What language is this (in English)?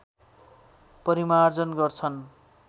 Nepali